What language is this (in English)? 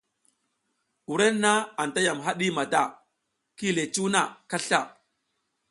South Giziga